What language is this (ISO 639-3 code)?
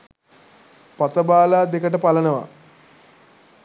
sin